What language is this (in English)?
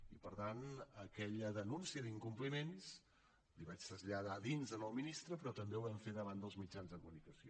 Catalan